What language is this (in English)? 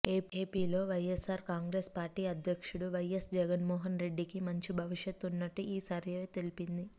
Telugu